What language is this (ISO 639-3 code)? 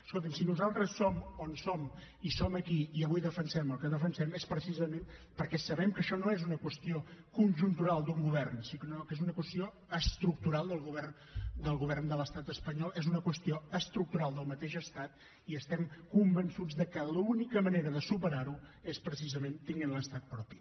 cat